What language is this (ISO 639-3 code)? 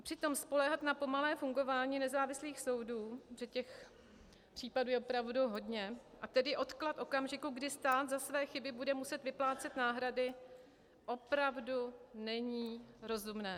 ces